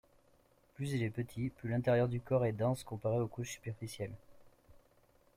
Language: French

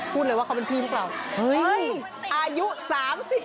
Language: Thai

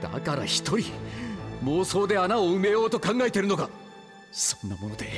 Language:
Japanese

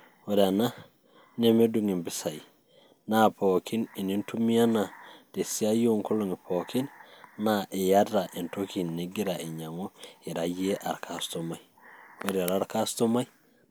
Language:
Masai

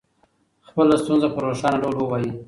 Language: Pashto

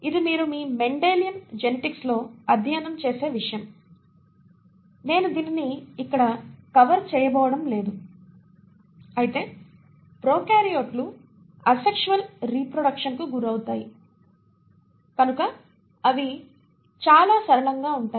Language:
Telugu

